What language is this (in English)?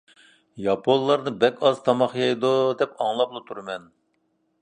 Uyghur